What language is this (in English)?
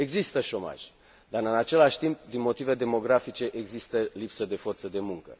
Romanian